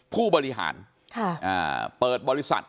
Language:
Thai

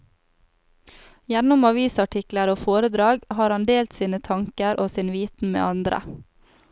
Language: Norwegian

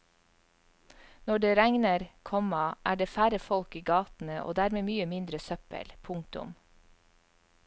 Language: Norwegian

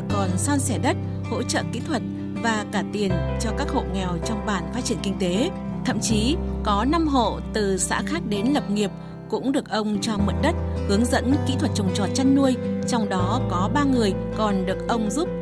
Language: Vietnamese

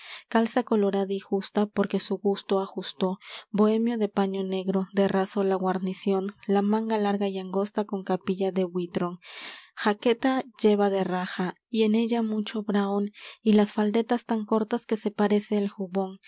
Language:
Spanish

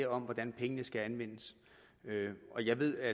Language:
Danish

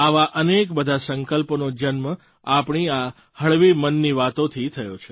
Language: Gujarati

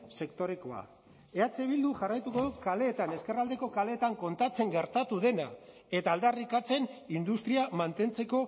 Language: Basque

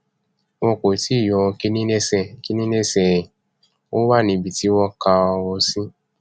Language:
Yoruba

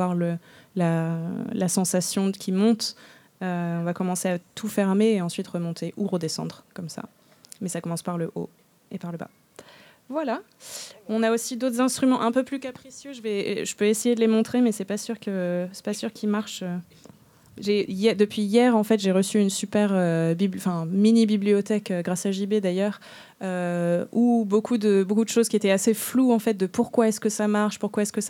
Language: French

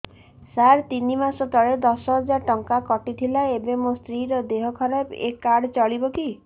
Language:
Odia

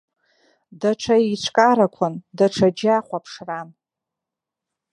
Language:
Abkhazian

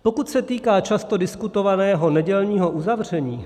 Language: Czech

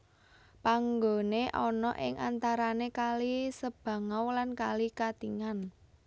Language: Javanese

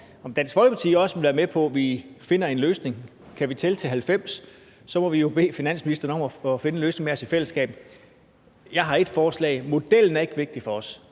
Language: Danish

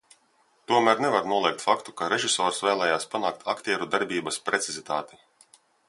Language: Latvian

